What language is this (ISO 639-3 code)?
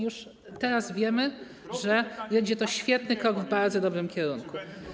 pol